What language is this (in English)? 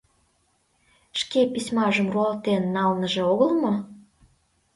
Mari